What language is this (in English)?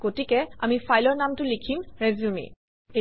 Assamese